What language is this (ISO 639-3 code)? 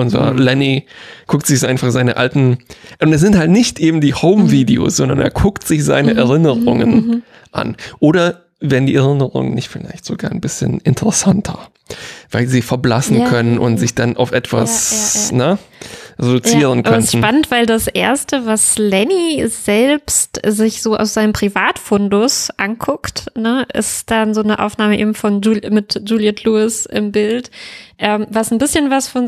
deu